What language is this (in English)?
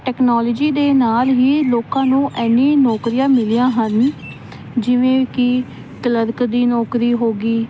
Punjabi